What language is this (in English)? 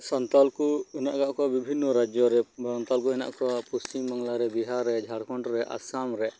Santali